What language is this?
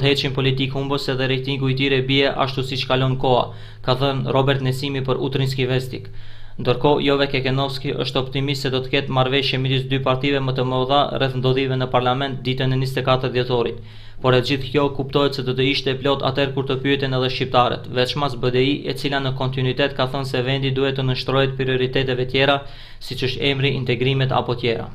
Romanian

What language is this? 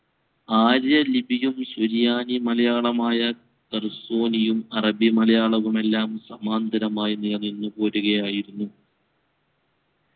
Malayalam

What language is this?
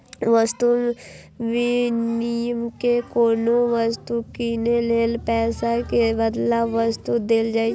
Maithili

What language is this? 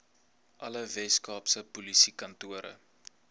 Afrikaans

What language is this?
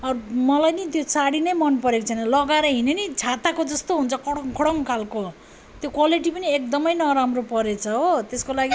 Nepali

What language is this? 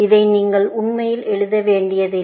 Tamil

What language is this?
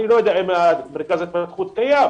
Hebrew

